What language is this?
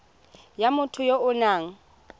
Tswana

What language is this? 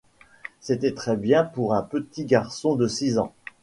French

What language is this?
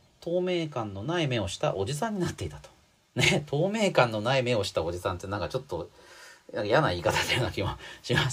Japanese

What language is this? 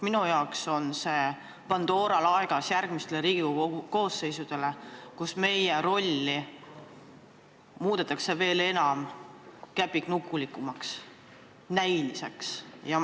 Estonian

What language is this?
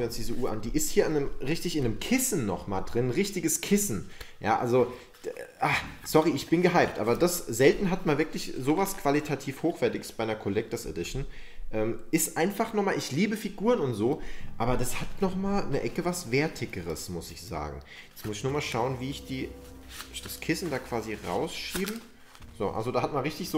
German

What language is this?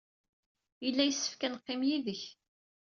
Kabyle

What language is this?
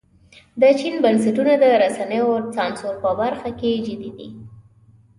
Pashto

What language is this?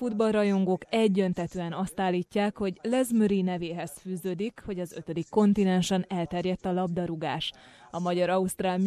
Hungarian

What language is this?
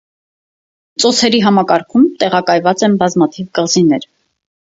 Armenian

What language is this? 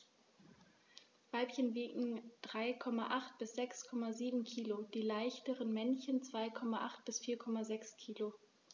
German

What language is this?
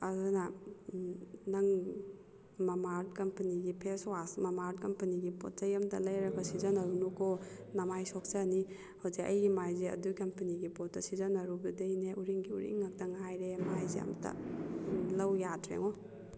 Manipuri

